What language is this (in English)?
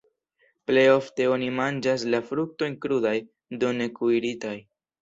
Esperanto